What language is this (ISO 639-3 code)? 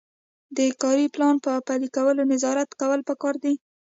pus